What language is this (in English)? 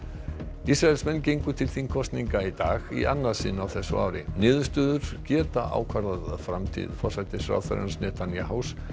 Icelandic